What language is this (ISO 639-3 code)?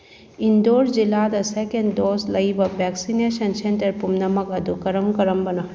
mni